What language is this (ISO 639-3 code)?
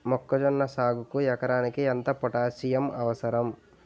tel